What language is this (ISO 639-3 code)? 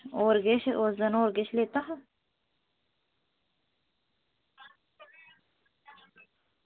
doi